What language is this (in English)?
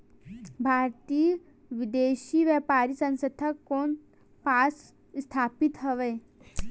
Chhattisgarhi